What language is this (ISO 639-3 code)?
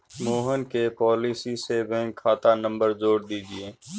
hin